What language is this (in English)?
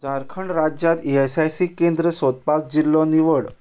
Konkani